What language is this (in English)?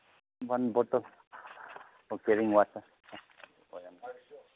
Manipuri